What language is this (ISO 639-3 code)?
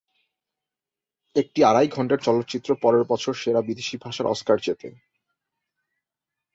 ben